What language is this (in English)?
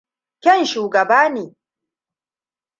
Hausa